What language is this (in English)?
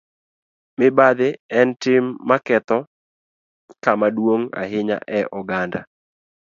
Luo (Kenya and Tanzania)